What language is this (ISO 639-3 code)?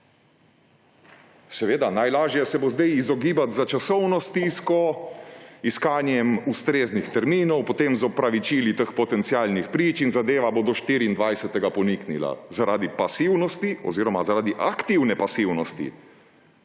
slv